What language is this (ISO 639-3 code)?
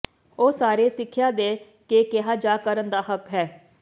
pan